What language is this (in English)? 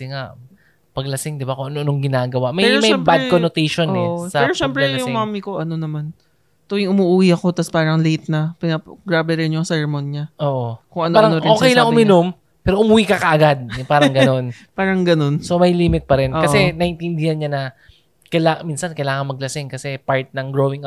Filipino